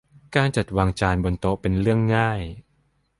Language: Thai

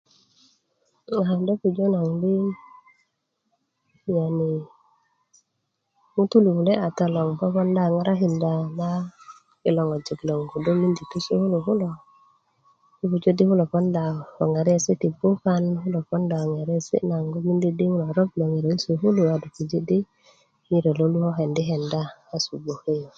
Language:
Kuku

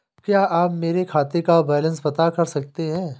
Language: Hindi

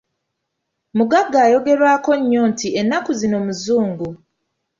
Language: Ganda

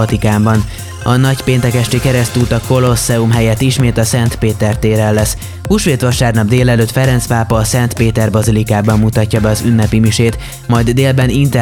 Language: Hungarian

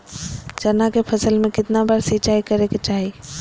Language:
Magahi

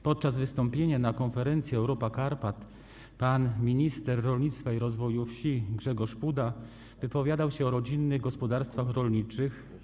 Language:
Polish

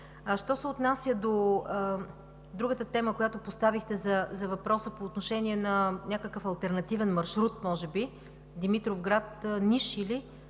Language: Bulgarian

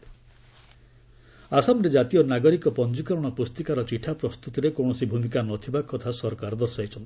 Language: Odia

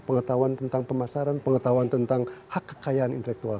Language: Indonesian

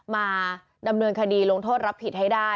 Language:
Thai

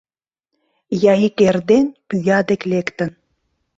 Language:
Mari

